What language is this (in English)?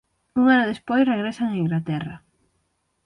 Galician